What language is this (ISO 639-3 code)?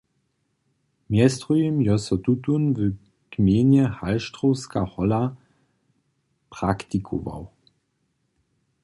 hsb